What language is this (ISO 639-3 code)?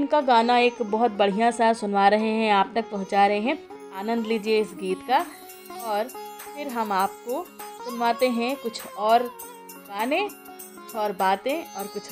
hin